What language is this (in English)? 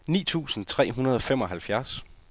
Danish